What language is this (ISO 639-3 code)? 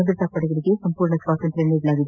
kan